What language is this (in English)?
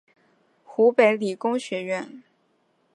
Chinese